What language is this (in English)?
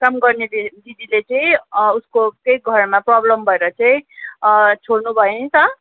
Nepali